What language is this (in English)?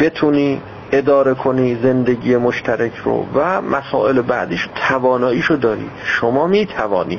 Persian